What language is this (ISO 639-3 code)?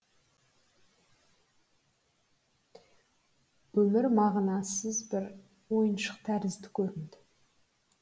kaz